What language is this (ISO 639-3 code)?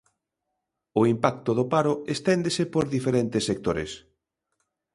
glg